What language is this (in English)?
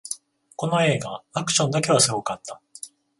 Japanese